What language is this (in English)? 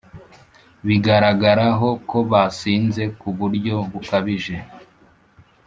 Kinyarwanda